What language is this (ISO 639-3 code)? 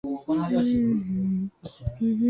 zho